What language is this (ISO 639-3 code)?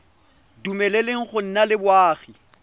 tsn